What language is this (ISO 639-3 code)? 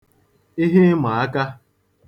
ibo